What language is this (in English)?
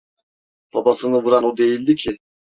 Turkish